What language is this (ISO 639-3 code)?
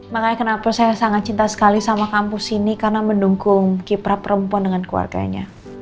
ind